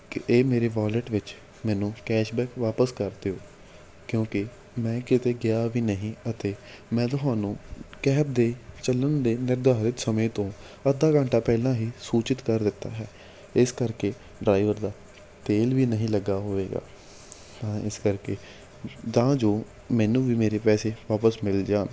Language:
Punjabi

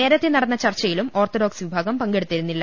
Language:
Malayalam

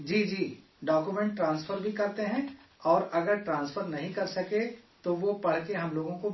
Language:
Urdu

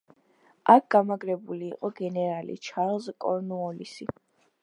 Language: Georgian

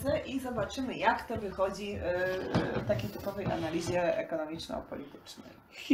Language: Polish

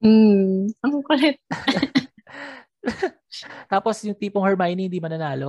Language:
Filipino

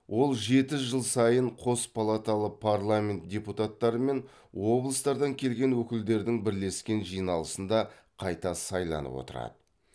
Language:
Kazakh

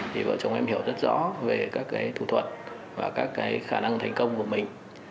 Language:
Vietnamese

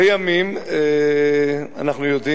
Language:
Hebrew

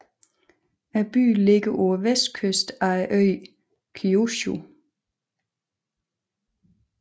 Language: Danish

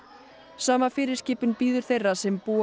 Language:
Icelandic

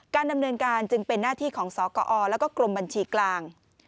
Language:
Thai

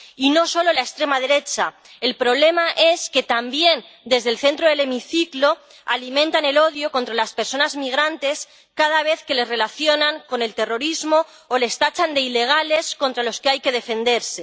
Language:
Spanish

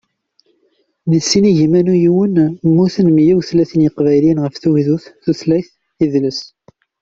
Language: Kabyle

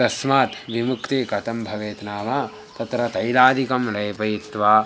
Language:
Sanskrit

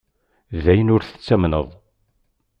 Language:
Kabyle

